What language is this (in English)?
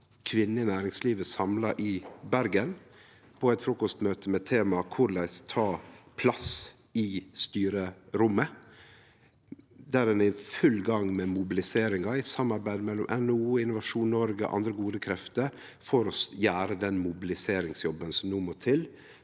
Norwegian